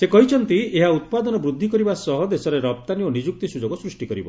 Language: Odia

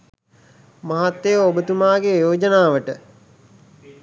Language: Sinhala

